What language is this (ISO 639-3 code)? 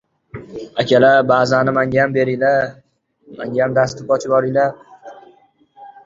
uzb